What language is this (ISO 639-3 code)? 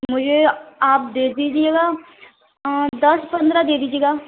urd